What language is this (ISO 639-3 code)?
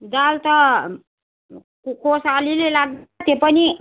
nep